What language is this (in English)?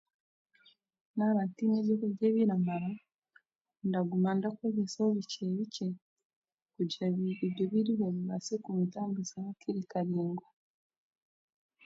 Chiga